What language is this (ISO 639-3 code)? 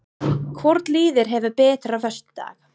isl